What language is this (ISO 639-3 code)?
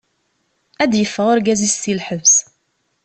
kab